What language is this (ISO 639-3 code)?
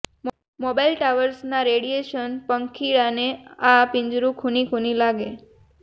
guj